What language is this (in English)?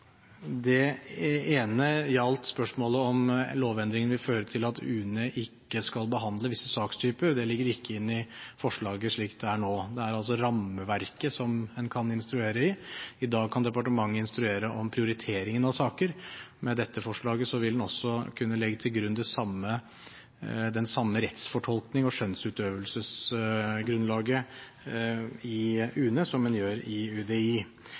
Norwegian Bokmål